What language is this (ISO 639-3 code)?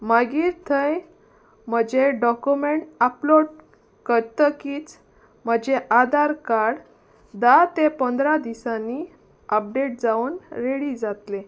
kok